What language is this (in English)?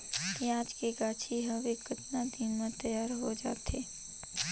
Chhattisgarhi